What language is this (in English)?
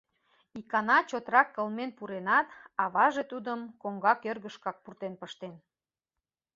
Mari